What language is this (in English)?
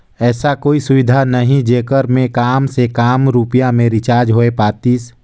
Chhattisgarhi